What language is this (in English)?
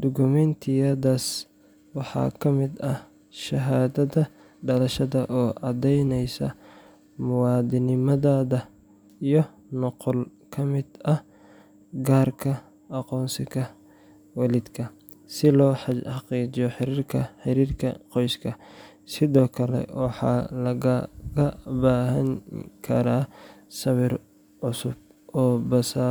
Somali